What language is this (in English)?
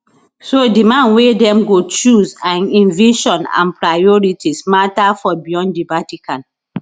Nigerian Pidgin